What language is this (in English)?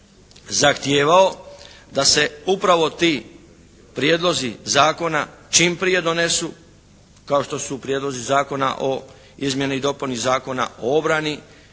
Croatian